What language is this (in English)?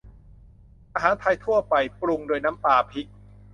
Thai